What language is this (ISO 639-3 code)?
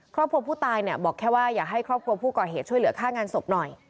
tha